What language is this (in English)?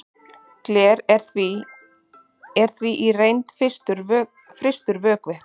Icelandic